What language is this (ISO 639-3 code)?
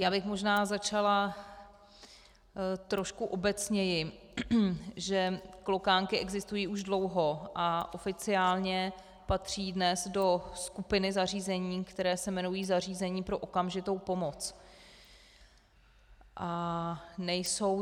ces